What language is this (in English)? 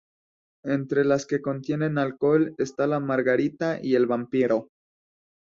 Spanish